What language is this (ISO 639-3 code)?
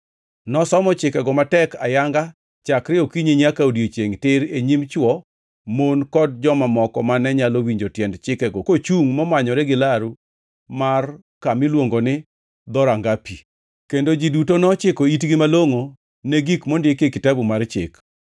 luo